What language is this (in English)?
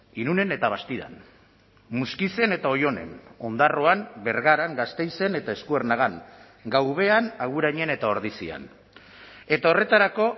Basque